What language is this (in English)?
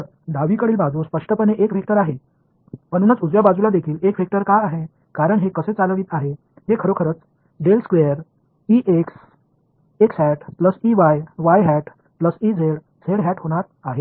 Marathi